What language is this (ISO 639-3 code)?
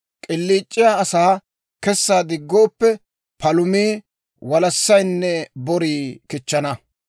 dwr